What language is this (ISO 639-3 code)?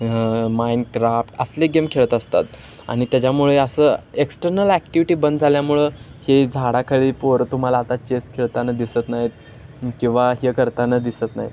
mar